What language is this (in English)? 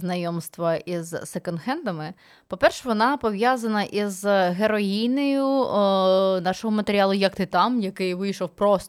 Ukrainian